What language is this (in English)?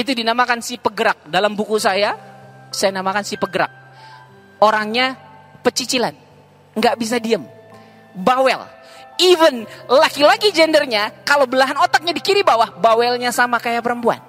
Indonesian